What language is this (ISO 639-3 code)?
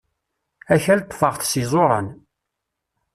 kab